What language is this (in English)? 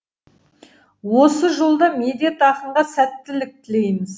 Kazakh